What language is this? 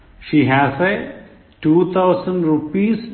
Malayalam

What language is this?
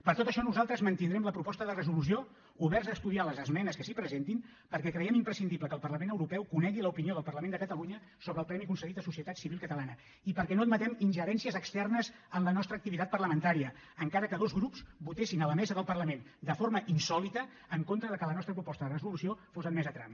Catalan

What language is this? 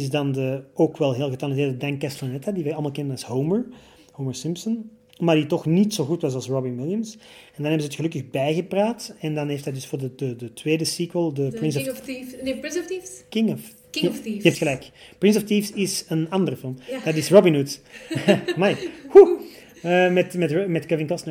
Dutch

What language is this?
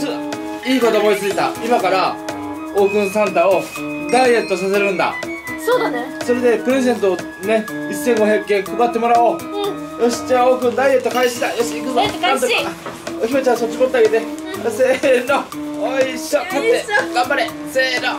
Japanese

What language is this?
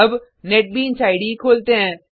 Hindi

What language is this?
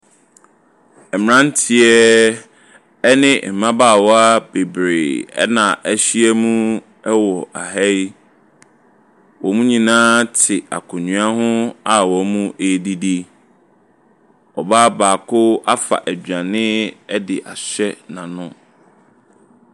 Akan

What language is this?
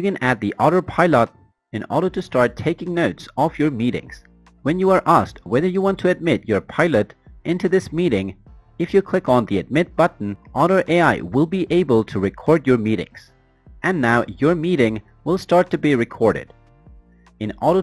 English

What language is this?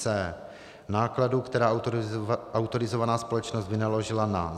Czech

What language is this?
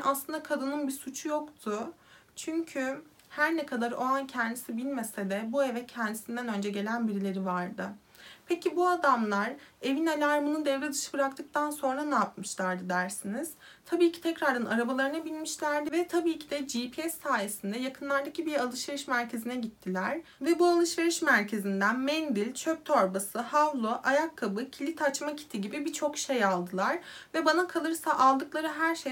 Turkish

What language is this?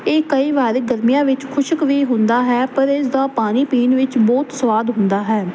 Punjabi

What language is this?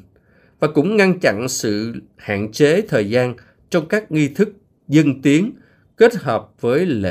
Vietnamese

